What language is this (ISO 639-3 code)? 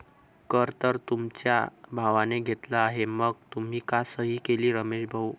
mar